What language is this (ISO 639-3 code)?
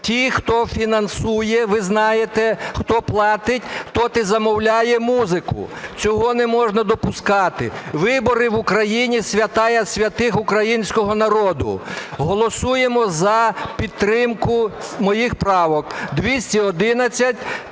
ukr